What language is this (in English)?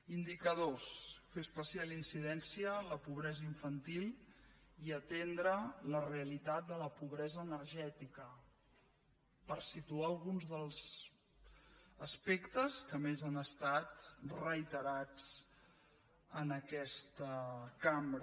Catalan